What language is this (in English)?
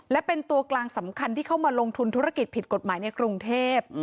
Thai